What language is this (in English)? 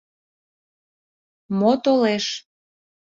Mari